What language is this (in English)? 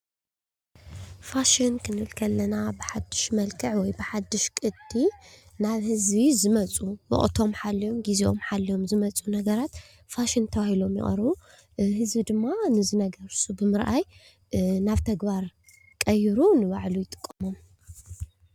Tigrinya